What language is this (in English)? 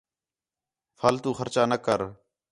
Khetrani